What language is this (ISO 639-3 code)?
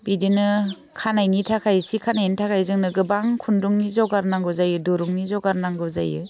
brx